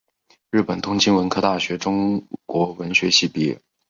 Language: Chinese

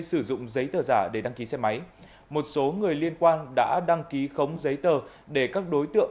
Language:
Vietnamese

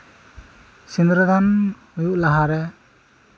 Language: Santali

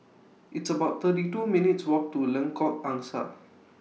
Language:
English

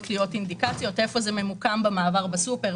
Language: Hebrew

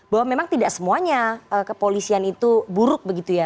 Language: Indonesian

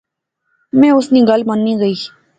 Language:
Pahari-Potwari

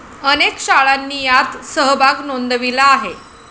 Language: Marathi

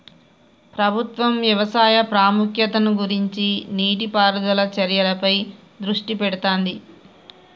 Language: Telugu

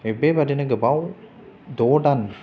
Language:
Bodo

